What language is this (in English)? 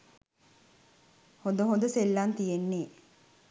Sinhala